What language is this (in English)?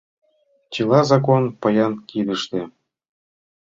Mari